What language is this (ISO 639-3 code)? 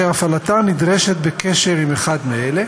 heb